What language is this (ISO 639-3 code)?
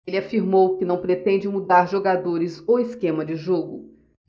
por